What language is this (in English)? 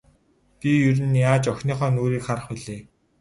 Mongolian